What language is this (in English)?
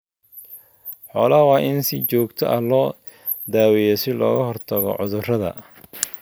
Somali